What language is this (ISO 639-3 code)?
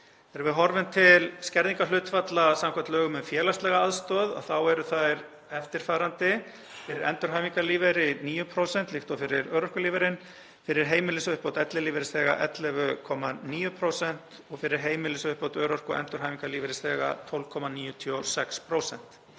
isl